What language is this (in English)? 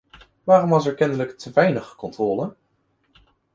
Dutch